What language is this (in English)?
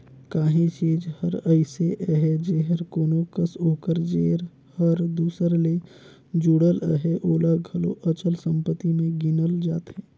Chhattisgarhi